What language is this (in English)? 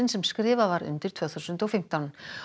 Icelandic